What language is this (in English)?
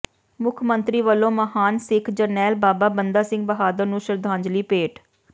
Punjabi